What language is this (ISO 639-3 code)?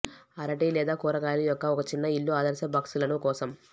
tel